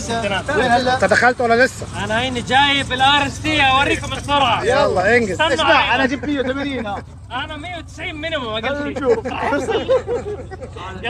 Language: Arabic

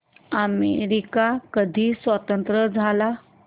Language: Marathi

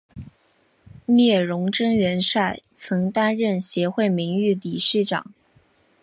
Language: Chinese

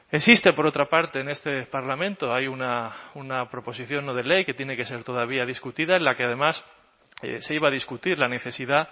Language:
Spanish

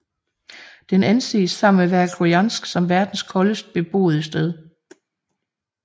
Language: Danish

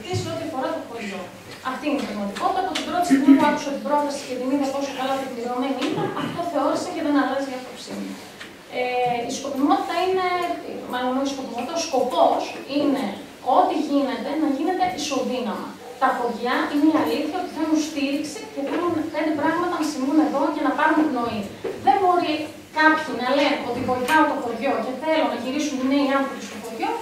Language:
Greek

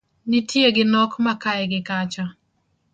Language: Luo (Kenya and Tanzania)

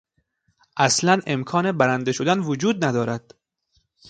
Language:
Persian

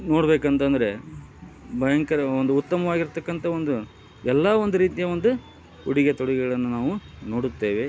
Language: Kannada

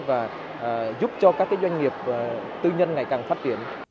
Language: Vietnamese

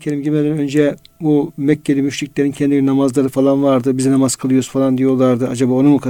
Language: Turkish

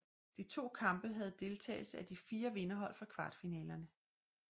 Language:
Danish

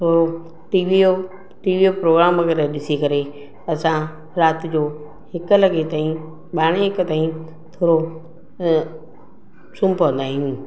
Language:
Sindhi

